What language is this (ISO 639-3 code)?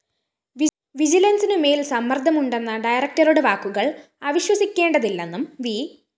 mal